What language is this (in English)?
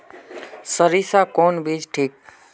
Magahi